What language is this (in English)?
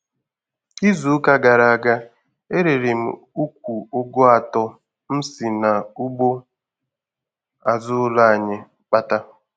Igbo